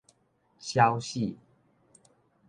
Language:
Min Nan Chinese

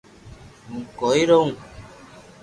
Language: Loarki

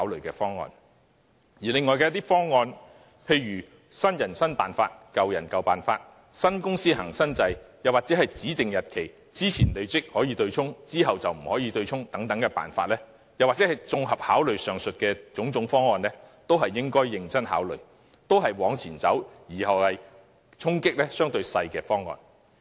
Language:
Cantonese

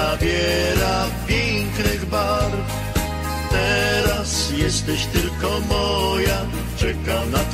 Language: Polish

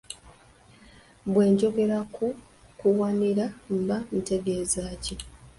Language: Ganda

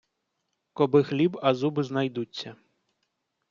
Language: Ukrainian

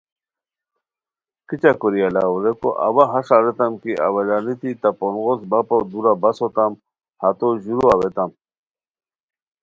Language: Khowar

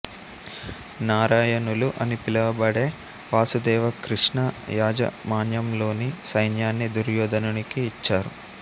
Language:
Telugu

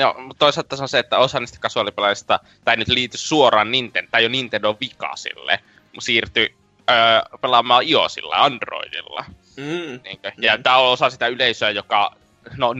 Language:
Finnish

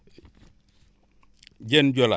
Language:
Wolof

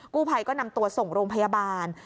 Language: Thai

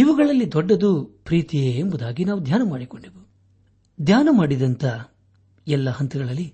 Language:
Kannada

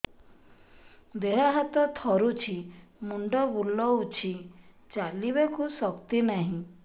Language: Odia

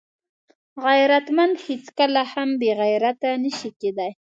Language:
Pashto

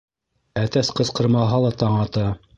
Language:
Bashkir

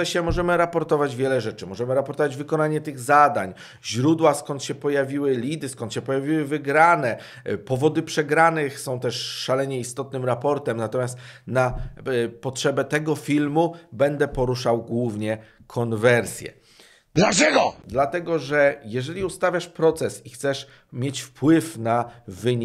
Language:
Polish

